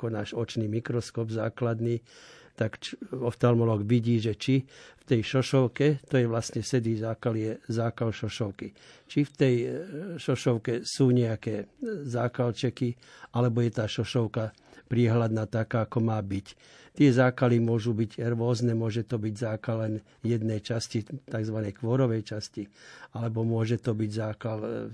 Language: Slovak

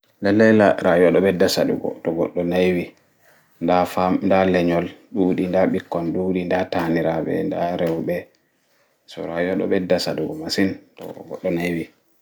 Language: Fula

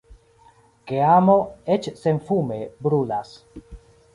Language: Esperanto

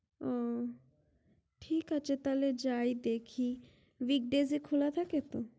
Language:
Bangla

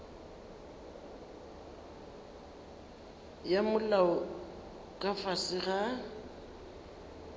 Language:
Northern Sotho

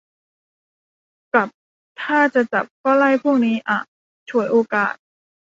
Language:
Thai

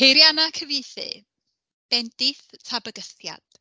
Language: Welsh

